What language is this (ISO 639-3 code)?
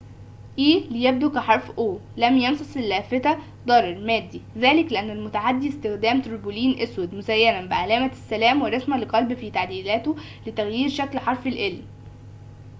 ara